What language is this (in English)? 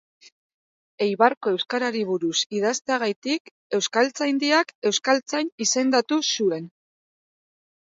Basque